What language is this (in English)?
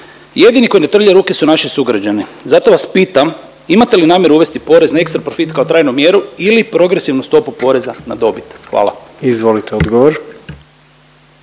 Croatian